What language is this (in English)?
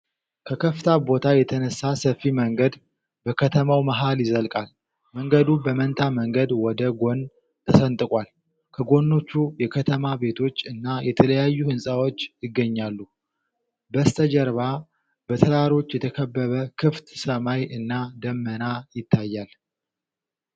Amharic